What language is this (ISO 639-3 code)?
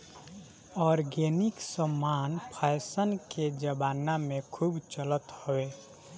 bho